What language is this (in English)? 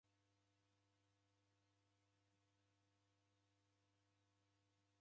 Taita